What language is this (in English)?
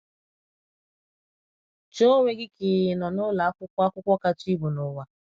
Igbo